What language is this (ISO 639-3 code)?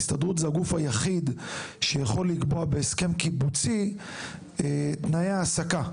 heb